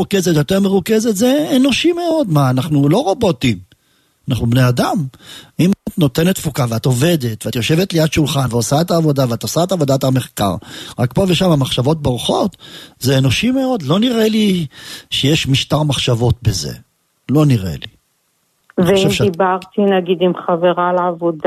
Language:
Hebrew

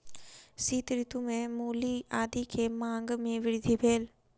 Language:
Maithili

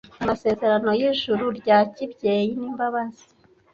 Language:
Kinyarwanda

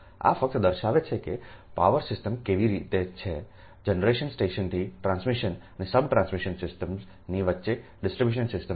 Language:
Gujarati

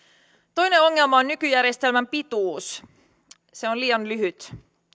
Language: Finnish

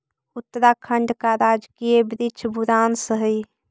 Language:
Magahi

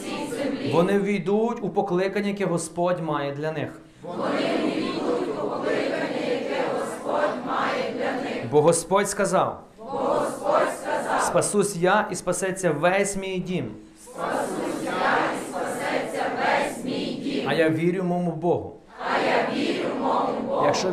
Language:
Ukrainian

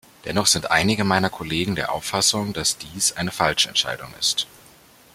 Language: German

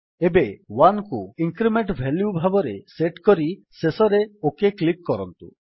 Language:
Odia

